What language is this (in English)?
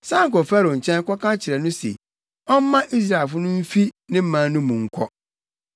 Akan